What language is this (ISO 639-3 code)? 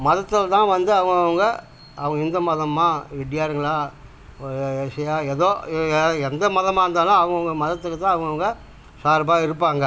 tam